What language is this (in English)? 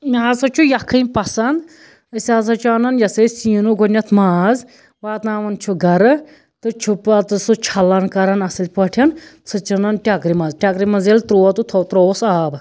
Kashmiri